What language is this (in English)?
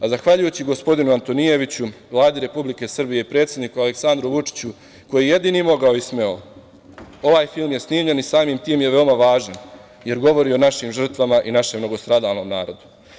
Serbian